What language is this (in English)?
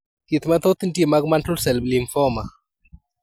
Luo (Kenya and Tanzania)